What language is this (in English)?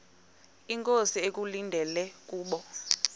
Xhosa